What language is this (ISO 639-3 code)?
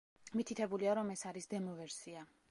kat